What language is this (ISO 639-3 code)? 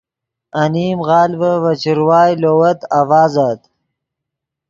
ydg